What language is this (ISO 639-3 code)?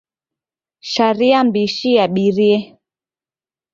dav